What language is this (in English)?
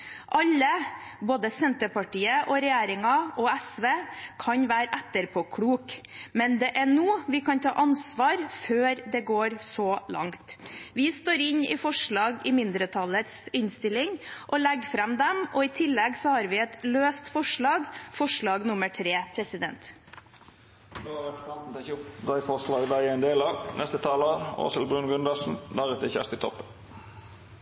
Norwegian